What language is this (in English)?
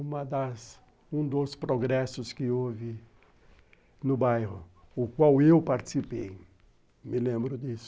Portuguese